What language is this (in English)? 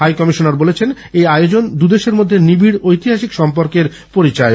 Bangla